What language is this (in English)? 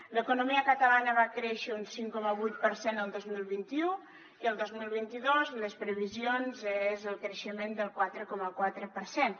Catalan